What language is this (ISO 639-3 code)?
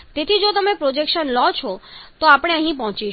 guj